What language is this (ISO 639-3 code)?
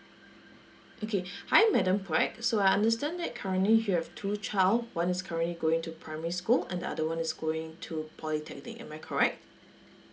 eng